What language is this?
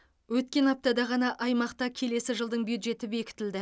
Kazakh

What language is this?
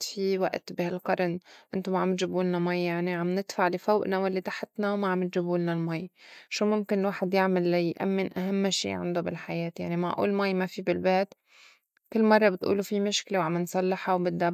North Levantine Arabic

